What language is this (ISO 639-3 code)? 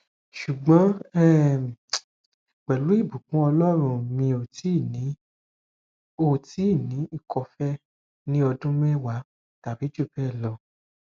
yor